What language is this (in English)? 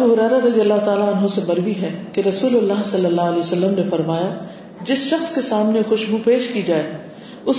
Urdu